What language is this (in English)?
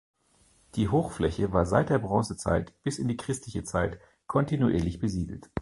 German